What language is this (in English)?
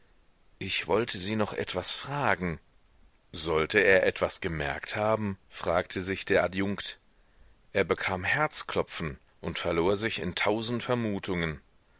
German